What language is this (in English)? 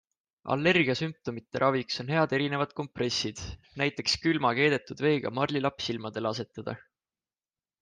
Estonian